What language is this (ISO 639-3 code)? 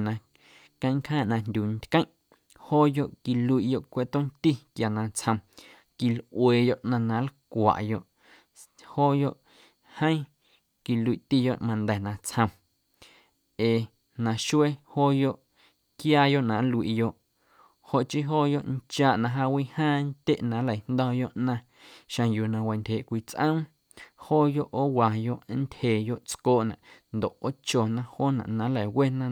amu